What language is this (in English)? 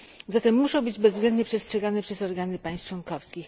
Polish